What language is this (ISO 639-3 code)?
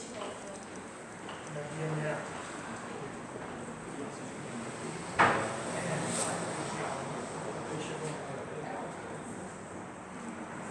ita